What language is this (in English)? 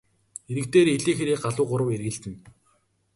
Mongolian